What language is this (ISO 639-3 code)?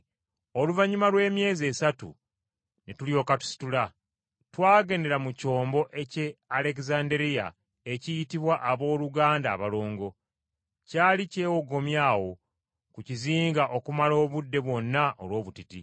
lug